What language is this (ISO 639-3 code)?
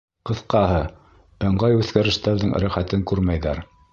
bak